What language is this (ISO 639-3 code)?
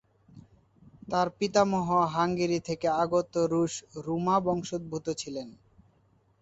ben